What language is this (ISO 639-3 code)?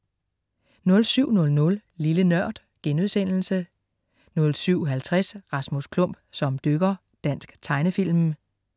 dan